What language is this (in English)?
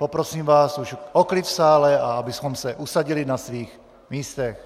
Czech